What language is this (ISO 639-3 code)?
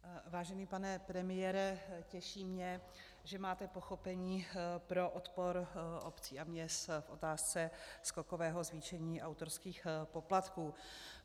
ces